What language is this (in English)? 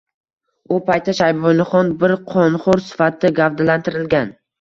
Uzbek